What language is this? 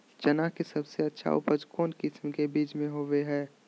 Magahi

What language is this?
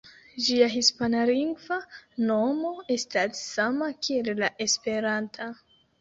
Esperanto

